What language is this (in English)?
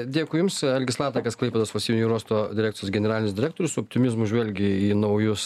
Lithuanian